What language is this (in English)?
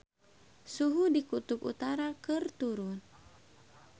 Sundanese